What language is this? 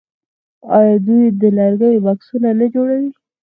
Pashto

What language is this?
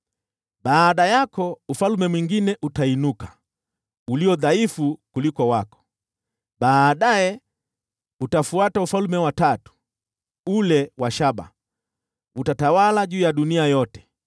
Swahili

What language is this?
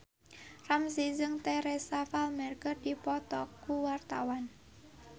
Sundanese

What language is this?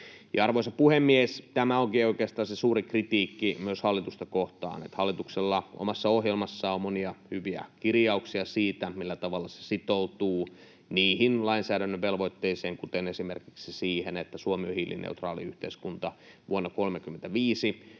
Finnish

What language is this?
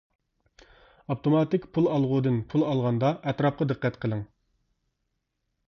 Uyghur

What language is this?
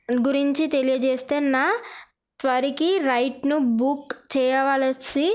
Telugu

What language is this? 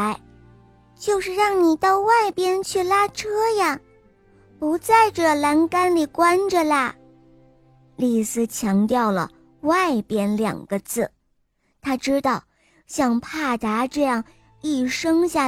Chinese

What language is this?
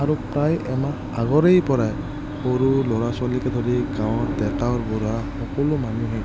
Assamese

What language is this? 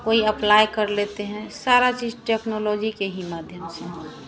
Hindi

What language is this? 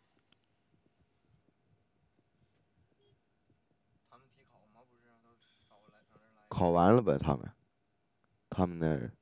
Chinese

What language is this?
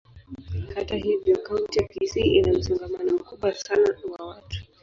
Swahili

